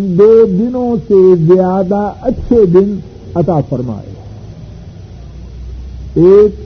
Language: Urdu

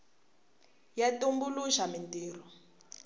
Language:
Tsonga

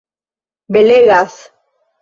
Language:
Esperanto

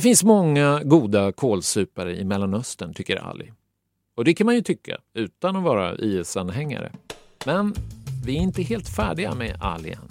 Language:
Swedish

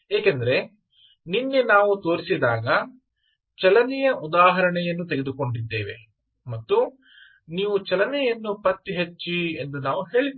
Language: Kannada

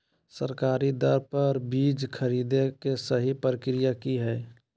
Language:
Magahi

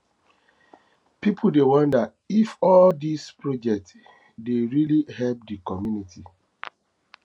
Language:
Nigerian Pidgin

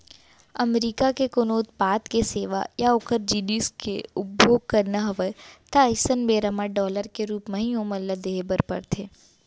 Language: Chhattisgarhi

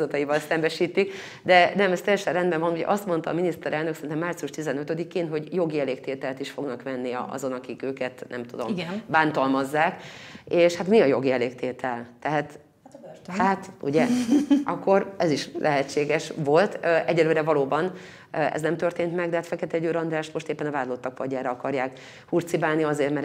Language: Hungarian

